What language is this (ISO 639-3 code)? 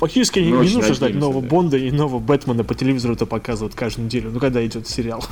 rus